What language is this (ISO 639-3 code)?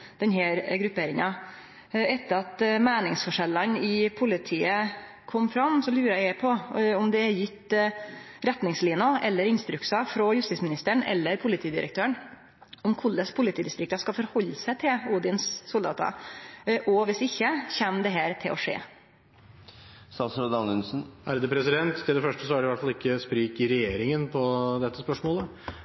nor